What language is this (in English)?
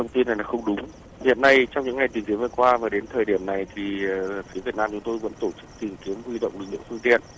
Vietnamese